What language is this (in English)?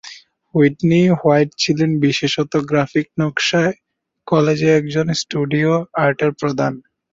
Bangla